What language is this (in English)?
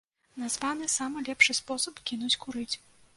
Belarusian